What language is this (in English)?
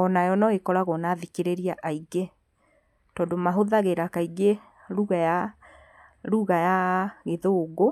Kikuyu